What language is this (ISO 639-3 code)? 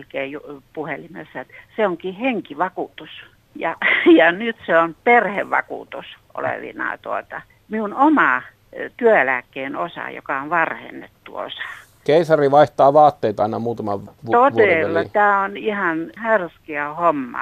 fin